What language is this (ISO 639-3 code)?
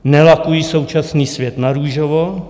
ces